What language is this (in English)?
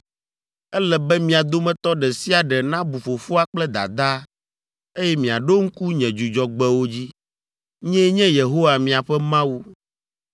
Ewe